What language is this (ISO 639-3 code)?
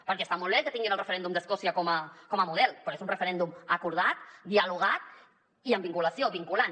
cat